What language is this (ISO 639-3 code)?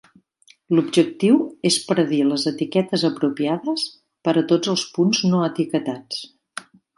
cat